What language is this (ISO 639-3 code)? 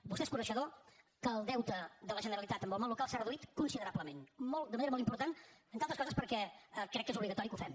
cat